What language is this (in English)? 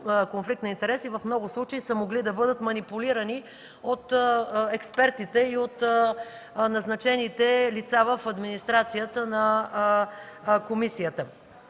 Bulgarian